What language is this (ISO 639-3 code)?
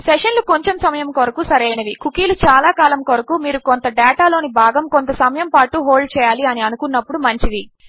tel